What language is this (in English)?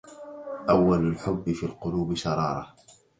Arabic